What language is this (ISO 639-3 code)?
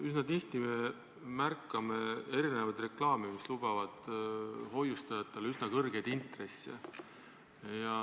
est